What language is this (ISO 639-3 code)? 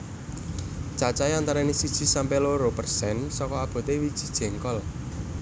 jav